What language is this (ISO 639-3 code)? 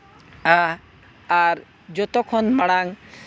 sat